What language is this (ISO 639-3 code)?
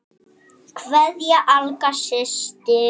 isl